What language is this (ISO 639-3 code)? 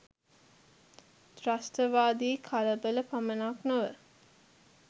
sin